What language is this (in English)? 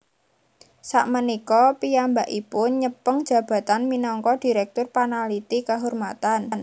Javanese